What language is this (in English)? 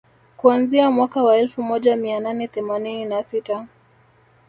Swahili